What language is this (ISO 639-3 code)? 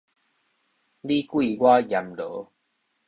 nan